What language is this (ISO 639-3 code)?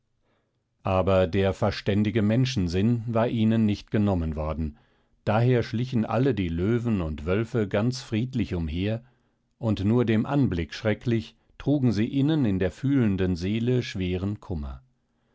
deu